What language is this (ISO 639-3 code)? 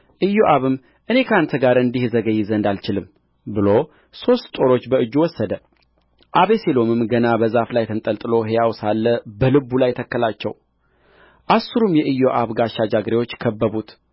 amh